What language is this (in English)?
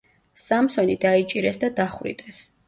Georgian